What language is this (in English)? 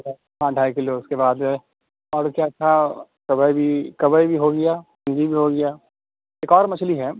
Urdu